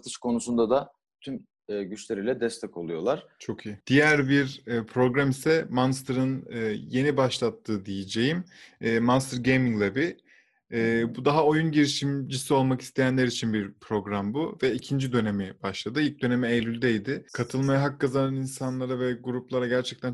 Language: Turkish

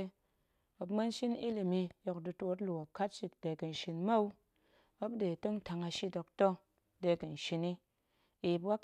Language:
Goemai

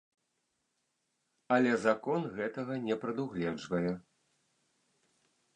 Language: Belarusian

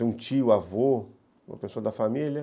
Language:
Portuguese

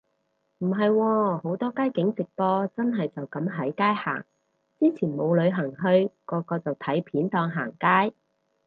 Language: Cantonese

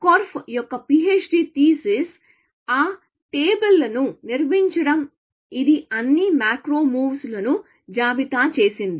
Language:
Telugu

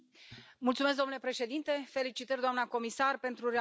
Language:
Romanian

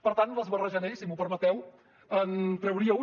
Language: Catalan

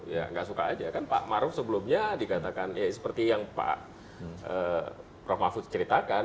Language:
Indonesian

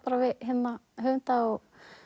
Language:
Icelandic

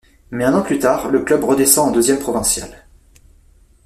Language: French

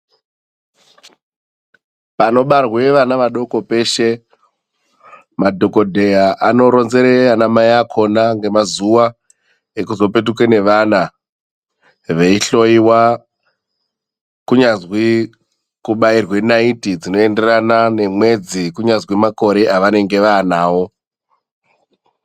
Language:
Ndau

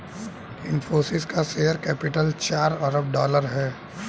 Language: Hindi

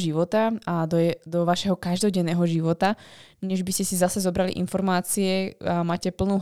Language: Slovak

